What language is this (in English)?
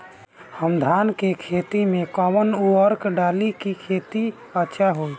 Bhojpuri